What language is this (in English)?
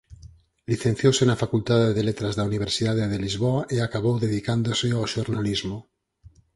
Galician